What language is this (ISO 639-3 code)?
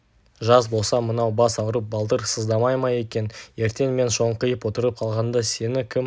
kaz